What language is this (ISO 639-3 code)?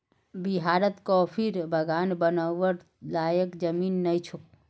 mag